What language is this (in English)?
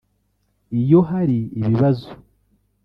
Kinyarwanda